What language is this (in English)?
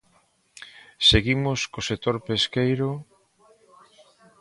Galician